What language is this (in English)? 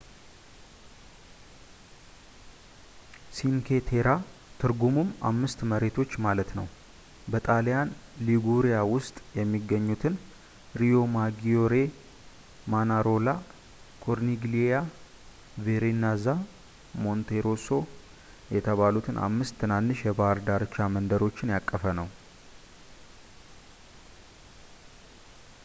Amharic